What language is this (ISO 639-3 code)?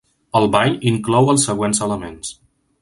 cat